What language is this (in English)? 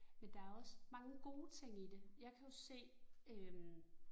Danish